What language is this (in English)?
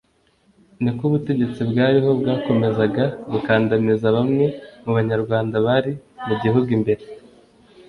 Kinyarwanda